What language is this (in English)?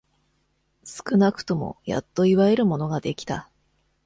Japanese